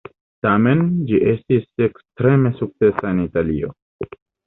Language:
Esperanto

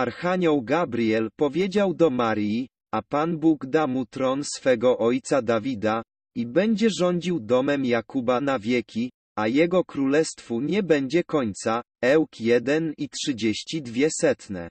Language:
Polish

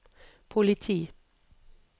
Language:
Norwegian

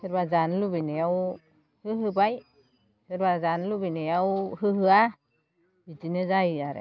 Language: Bodo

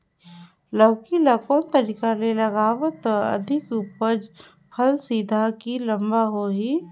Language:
Chhattisgarhi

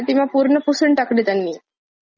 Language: Marathi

